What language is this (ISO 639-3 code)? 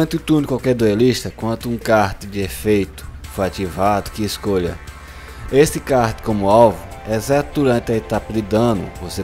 por